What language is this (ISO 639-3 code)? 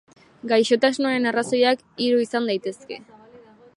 eus